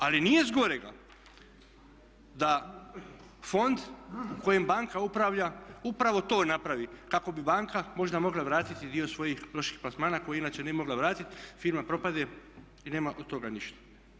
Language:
Croatian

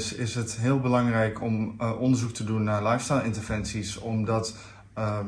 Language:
Dutch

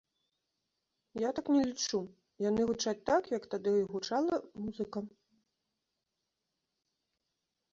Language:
Belarusian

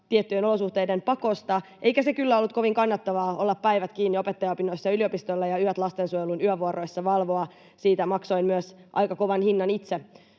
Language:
Finnish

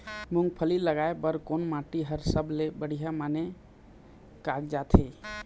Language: Chhattisgarhi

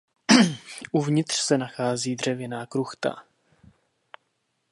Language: Czech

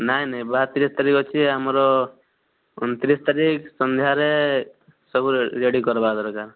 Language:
Odia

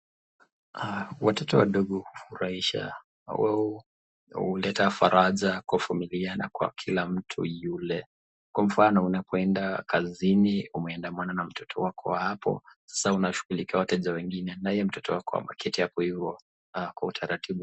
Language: Swahili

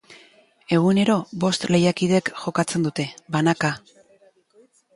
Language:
Basque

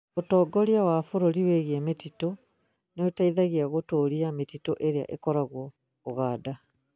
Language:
Kikuyu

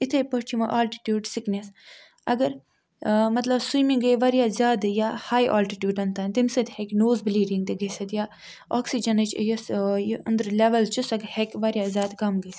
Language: Kashmiri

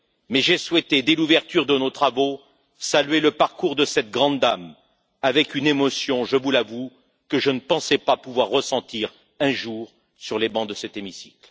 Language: French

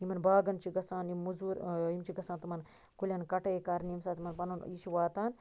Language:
Kashmiri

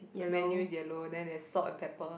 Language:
English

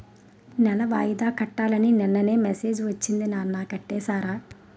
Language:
Telugu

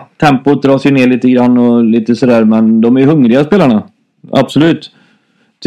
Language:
Swedish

